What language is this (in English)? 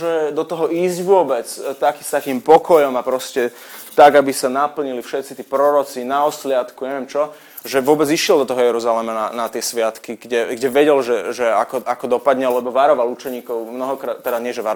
Slovak